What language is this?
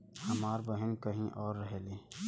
Bhojpuri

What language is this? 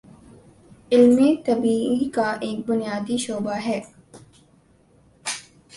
Urdu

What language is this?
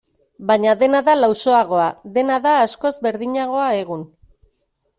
Basque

